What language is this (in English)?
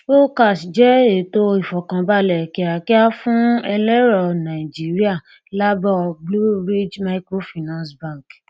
Yoruba